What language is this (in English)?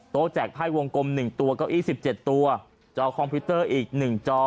Thai